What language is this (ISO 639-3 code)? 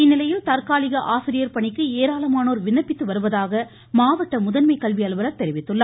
tam